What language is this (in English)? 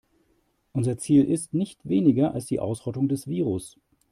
German